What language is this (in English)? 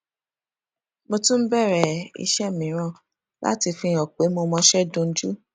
Yoruba